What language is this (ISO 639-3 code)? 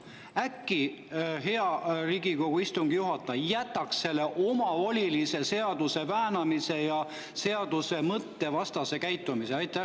est